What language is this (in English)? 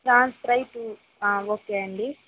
Telugu